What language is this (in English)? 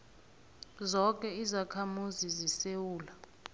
South Ndebele